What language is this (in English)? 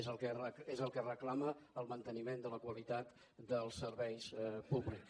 Catalan